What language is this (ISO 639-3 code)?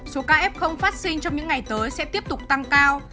vie